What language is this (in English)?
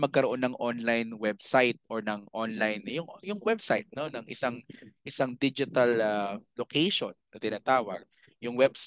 Filipino